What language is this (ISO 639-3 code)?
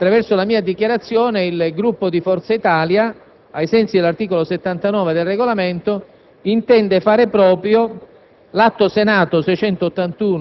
ita